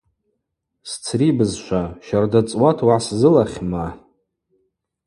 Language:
Abaza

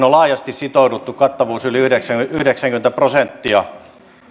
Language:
Finnish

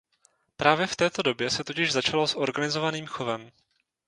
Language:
Czech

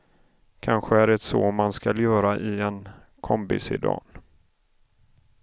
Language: Swedish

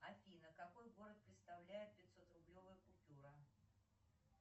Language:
Russian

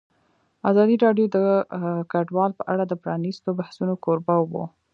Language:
Pashto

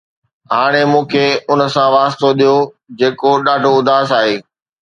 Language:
Sindhi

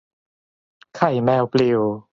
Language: Thai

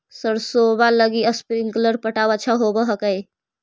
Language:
Magahi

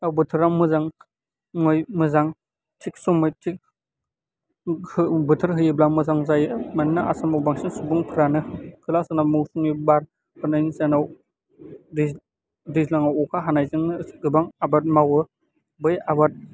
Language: Bodo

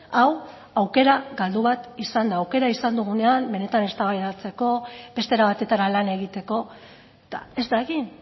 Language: Basque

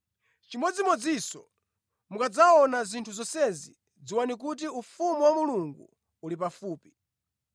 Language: Nyanja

